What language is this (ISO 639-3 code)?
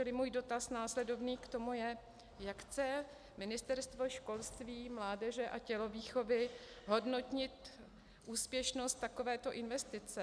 ces